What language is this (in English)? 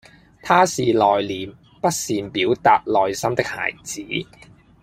Cantonese